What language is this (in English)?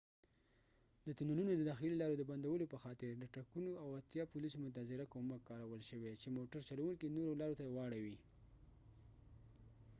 Pashto